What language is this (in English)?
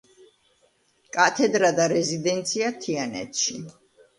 Georgian